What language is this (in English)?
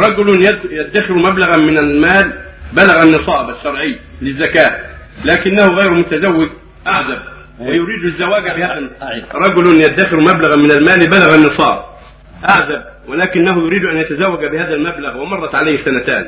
Arabic